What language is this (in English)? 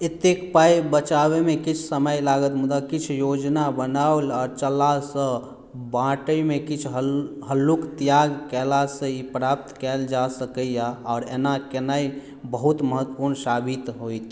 Maithili